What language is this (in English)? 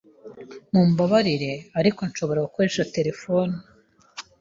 Kinyarwanda